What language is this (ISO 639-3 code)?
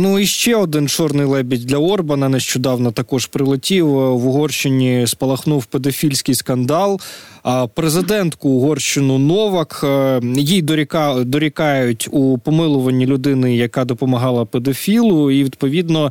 ukr